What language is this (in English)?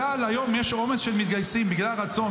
Hebrew